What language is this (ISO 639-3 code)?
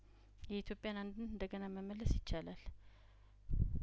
amh